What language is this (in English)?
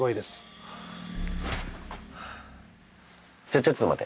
Japanese